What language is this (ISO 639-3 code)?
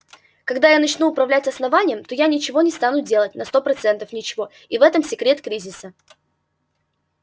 rus